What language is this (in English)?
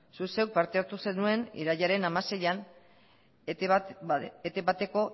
Basque